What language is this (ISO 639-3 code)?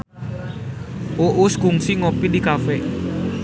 sun